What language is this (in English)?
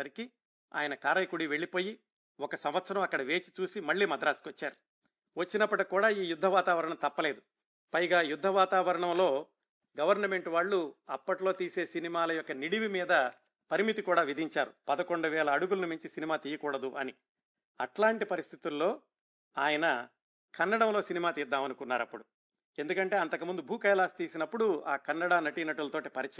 Telugu